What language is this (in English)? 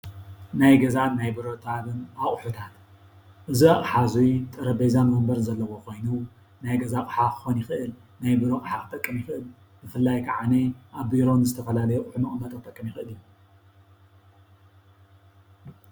Tigrinya